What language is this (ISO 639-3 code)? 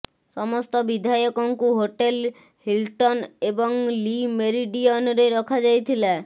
ori